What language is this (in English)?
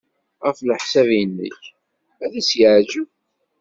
Kabyle